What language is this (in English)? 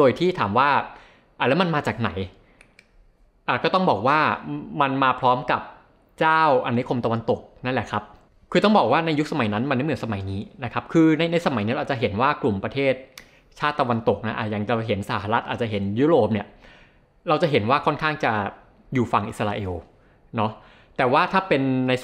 Thai